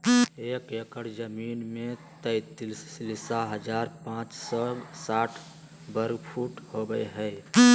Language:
Magahi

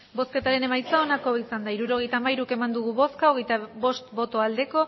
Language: Basque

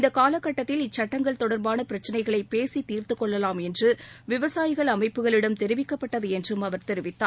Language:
Tamil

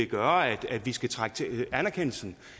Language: Danish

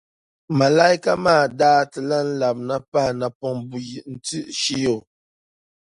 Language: Dagbani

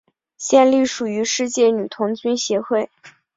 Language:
Chinese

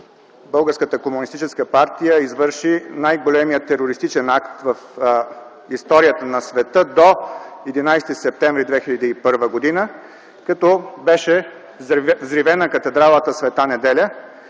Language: Bulgarian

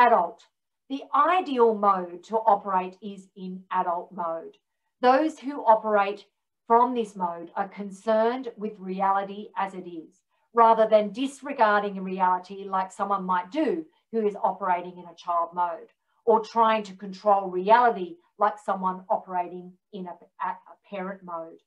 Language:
English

